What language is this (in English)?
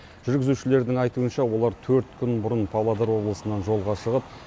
Kazakh